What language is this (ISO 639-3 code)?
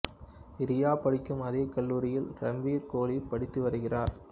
tam